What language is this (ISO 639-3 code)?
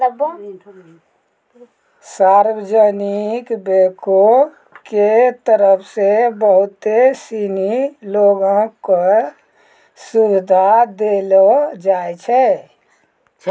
mai